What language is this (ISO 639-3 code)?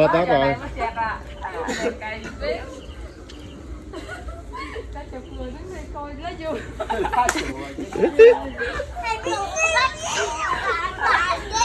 vie